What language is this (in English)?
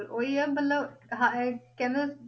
Punjabi